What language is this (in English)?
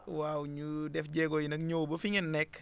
Wolof